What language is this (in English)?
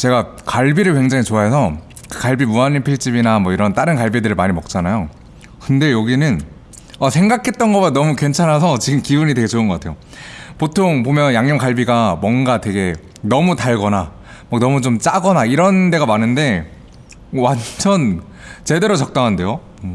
Korean